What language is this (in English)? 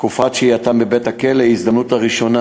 Hebrew